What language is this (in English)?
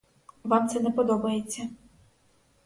Ukrainian